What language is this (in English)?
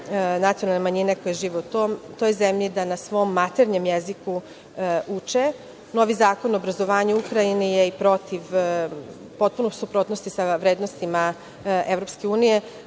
Serbian